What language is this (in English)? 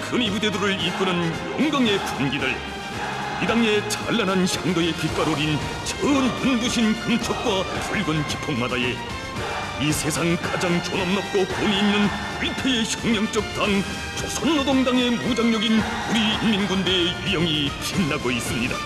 Korean